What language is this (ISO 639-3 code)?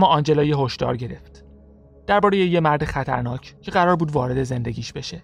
fas